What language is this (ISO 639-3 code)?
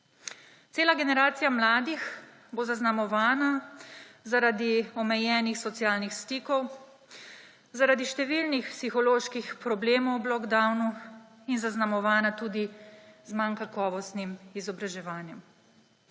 slv